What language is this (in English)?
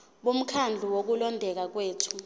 Zulu